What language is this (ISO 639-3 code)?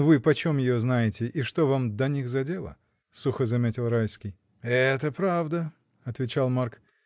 rus